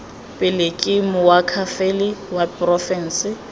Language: Tswana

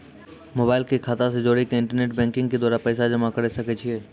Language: Maithili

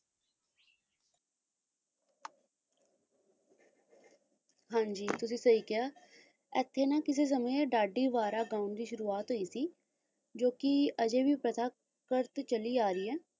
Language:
Punjabi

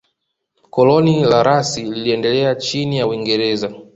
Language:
Swahili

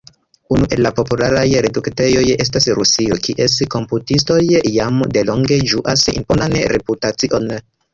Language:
Esperanto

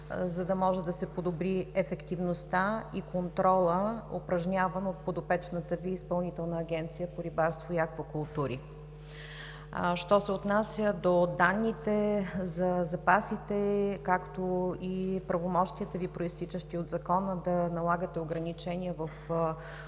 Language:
Bulgarian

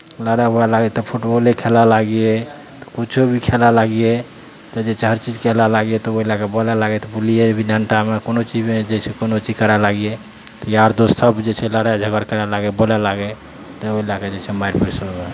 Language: Maithili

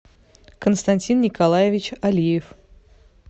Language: Russian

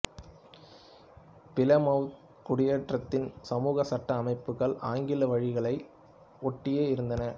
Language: Tamil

